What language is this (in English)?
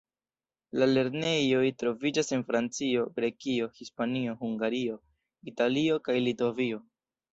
Esperanto